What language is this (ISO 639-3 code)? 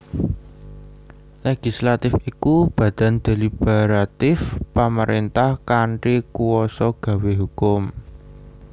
jav